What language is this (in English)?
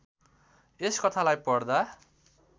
Nepali